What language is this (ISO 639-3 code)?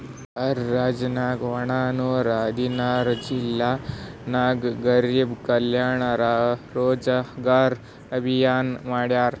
kan